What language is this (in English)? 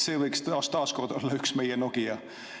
Estonian